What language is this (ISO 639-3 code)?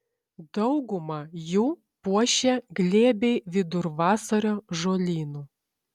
lit